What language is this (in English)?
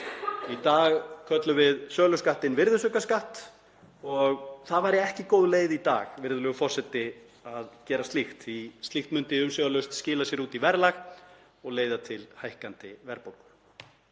Icelandic